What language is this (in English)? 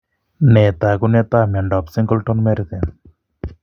Kalenjin